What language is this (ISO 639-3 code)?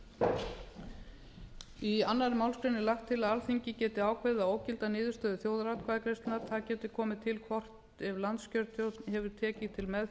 isl